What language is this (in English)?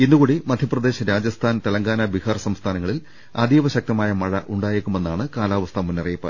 Malayalam